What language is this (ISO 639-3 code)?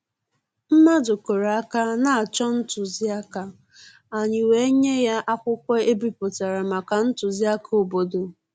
ibo